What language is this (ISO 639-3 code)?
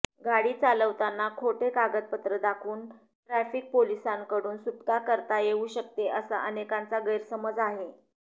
mar